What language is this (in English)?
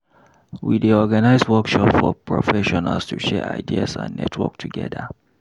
Nigerian Pidgin